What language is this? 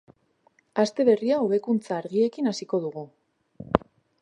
Basque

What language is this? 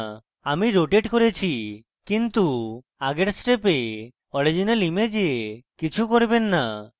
Bangla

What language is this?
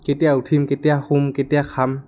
Assamese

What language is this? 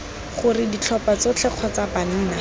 Tswana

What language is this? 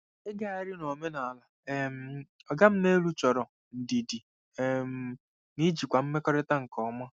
Igbo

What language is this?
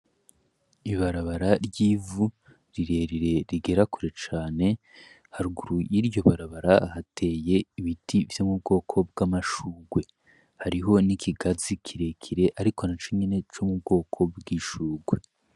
Rundi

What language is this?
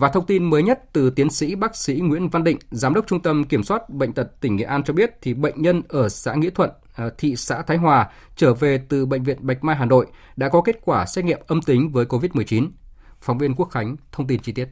Vietnamese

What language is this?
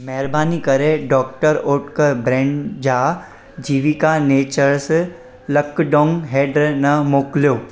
Sindhi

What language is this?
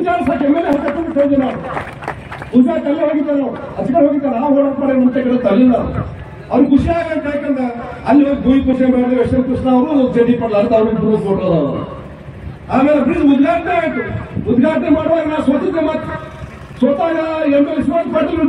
Turkish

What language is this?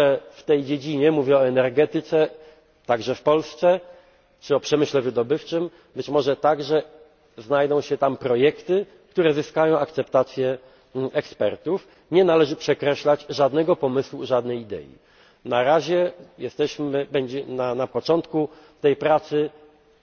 Polish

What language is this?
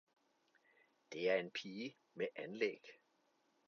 Danish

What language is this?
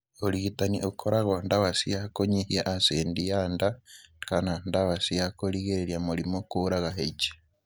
Kikuyu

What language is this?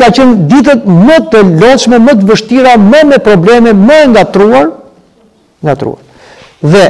Romanian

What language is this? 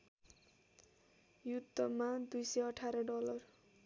Nepali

